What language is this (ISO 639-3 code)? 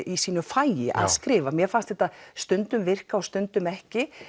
isl